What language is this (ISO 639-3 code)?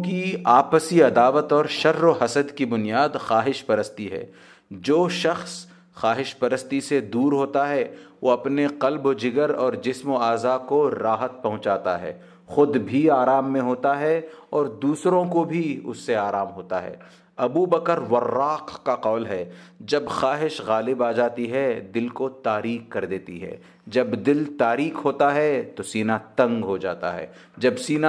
hin